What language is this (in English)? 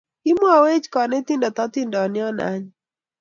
Kalenjin